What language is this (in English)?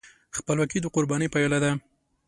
Pashto